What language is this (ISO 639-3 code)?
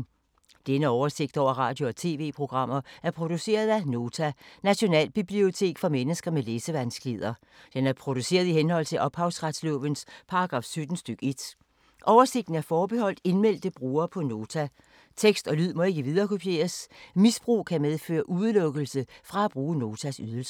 dan